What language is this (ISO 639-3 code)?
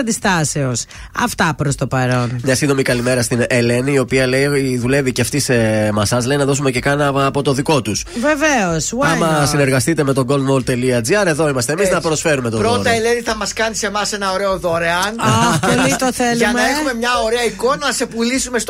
ell